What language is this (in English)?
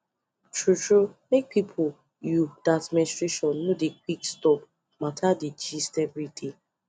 Nigerian Pidgin